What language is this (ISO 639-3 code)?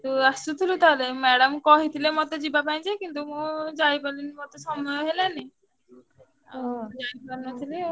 ori